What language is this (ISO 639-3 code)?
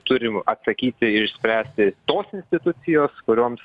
lit